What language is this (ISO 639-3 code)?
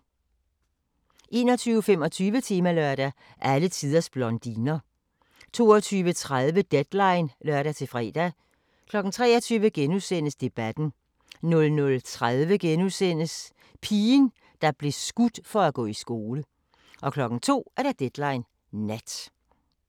dan